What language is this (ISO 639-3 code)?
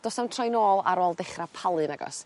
cym